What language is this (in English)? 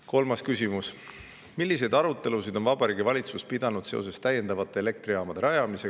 Estonian